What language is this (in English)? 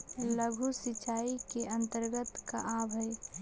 Magahi